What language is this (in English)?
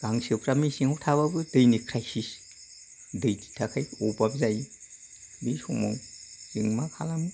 Bodo